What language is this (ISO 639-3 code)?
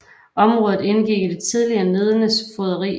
dan